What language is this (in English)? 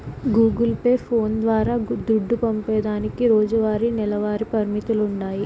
Telugu